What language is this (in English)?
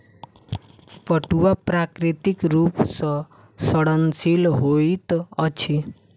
Maithili